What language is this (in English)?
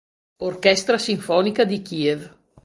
Italian